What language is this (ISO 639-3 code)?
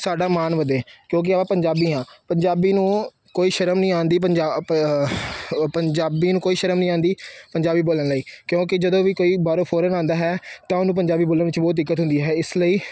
pan